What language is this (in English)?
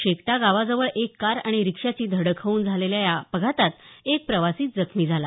Marathi